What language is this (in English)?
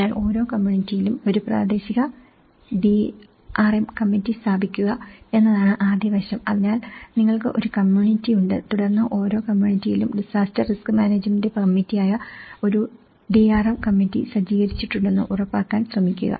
Malayalam